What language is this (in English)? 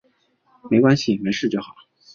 Chinese